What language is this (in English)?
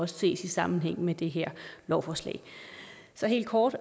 Danish